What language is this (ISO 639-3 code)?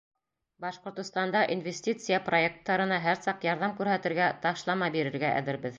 bak